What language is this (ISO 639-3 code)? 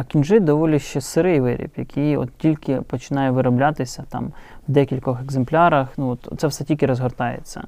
ukr